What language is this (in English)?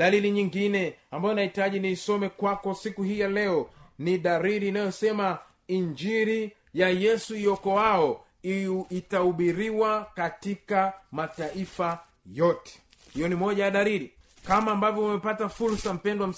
Swahili